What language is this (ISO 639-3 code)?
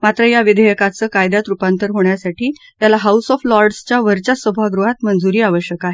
mar